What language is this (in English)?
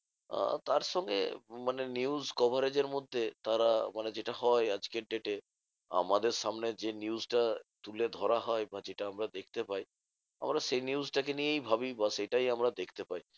Bangla